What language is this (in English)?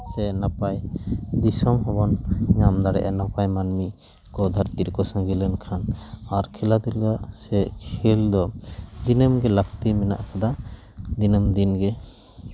Santali